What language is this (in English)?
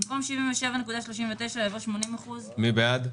Hebrew